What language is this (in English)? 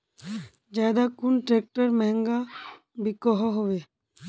Magahi